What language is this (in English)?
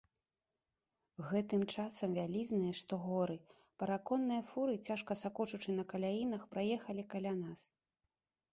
Belarusian